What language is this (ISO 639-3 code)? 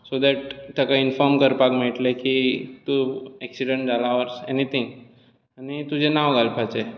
kok